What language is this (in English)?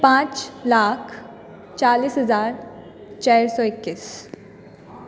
Maithili